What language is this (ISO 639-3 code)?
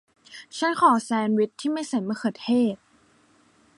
tha